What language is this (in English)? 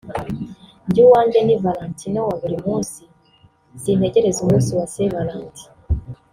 Kinyarwanda